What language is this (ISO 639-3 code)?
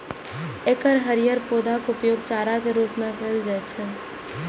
mai